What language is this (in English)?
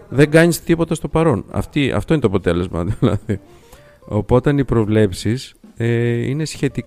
Greek